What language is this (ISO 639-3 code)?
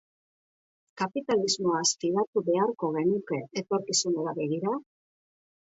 eus